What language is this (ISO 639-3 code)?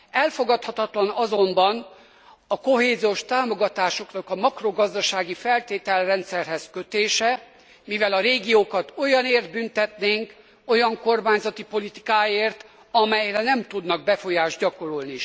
hun